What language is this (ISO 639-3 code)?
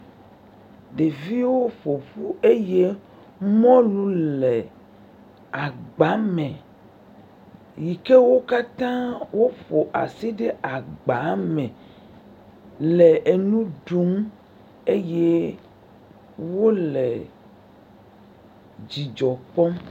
ewe